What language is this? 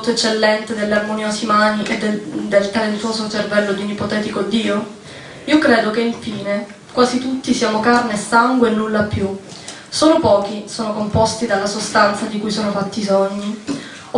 Italian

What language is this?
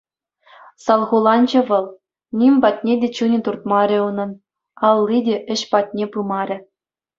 Chuvash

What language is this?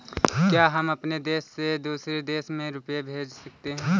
Hindi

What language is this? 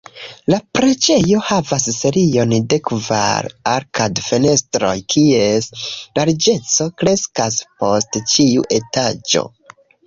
Esperanto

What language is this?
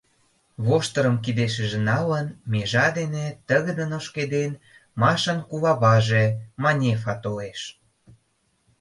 Mari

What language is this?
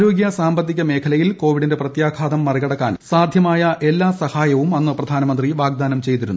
Malayalam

